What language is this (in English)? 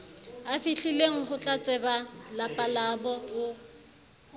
Southern Sotho